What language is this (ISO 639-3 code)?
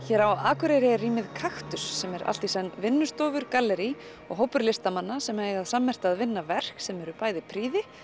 isl